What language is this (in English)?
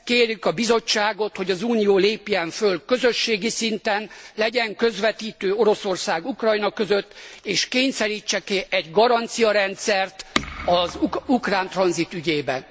Hungarian